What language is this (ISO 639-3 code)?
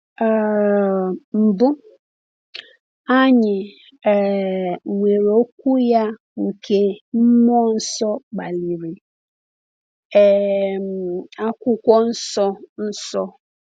ibo